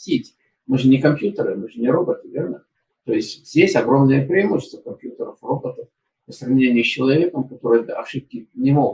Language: Russian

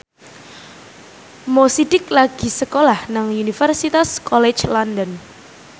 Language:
Javanese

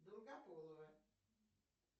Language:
Russian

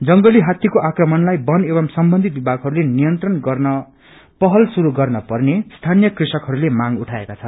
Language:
Nepali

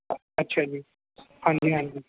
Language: Punjabi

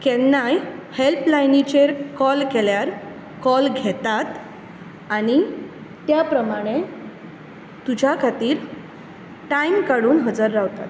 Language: Konkani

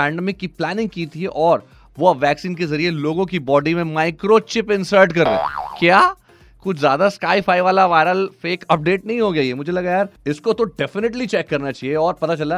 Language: Hindi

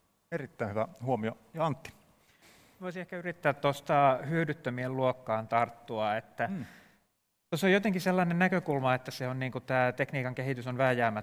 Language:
Finnish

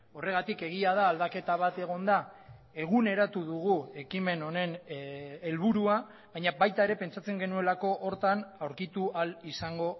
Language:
Basque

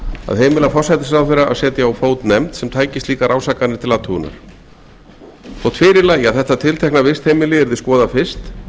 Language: Icelandic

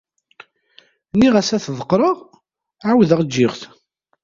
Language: Kabyle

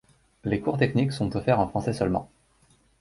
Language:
French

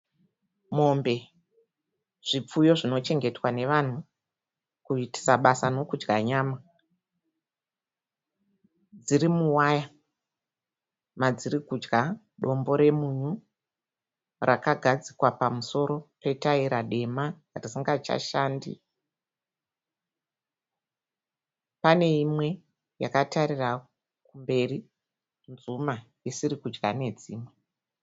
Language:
Shona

